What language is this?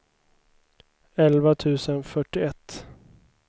Swedish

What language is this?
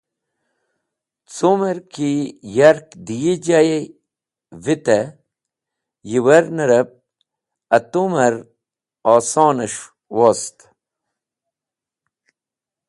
Wakhi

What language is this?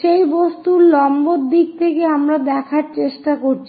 Bangla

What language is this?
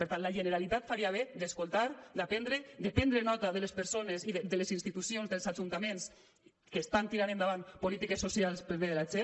Catalan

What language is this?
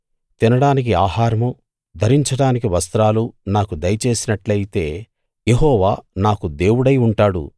Telugu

